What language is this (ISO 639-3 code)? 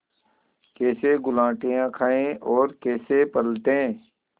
hin